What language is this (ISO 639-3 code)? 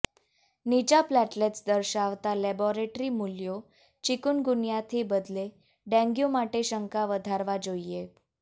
guj